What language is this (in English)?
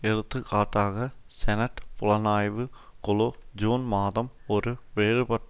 Tamil